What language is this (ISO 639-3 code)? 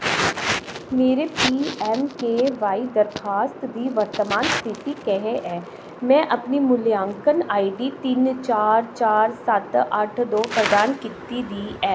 doi